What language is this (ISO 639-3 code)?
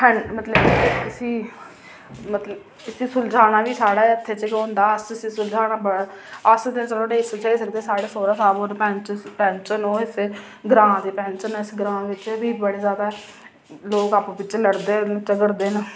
doi